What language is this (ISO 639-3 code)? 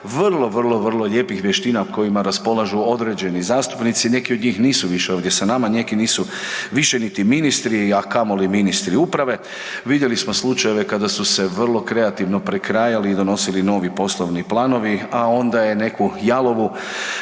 hrv